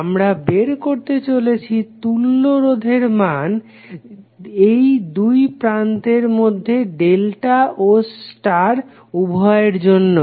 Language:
Bangla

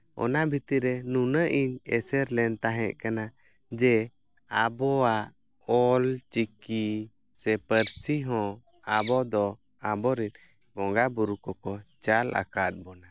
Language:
Santali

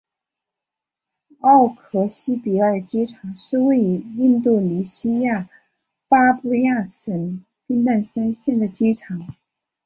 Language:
Chinese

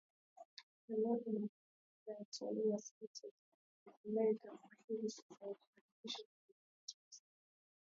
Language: Swahili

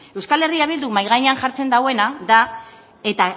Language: Basque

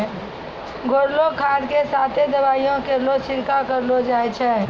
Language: Maithili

